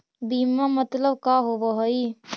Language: Magahi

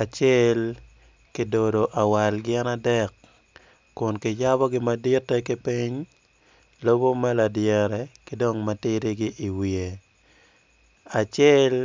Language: Acoli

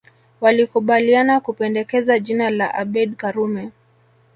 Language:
Swahili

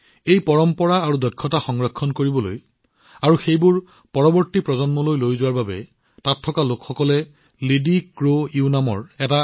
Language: Assamese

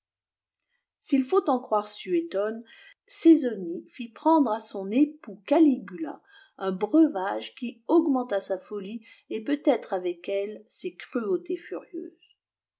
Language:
French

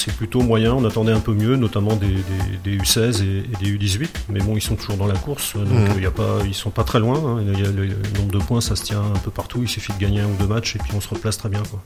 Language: French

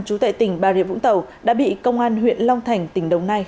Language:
Vietnamese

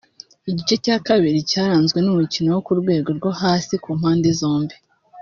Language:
Kinyarwanda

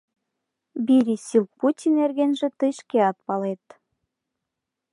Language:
Mari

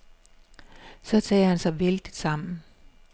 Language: Danish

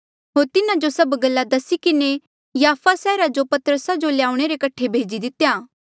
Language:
Mandeali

